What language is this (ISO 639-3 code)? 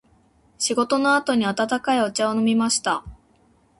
jpn